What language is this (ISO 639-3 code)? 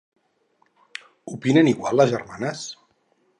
cat